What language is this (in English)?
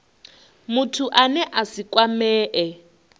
Venda